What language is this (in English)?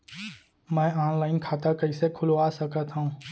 Chhattisgarhi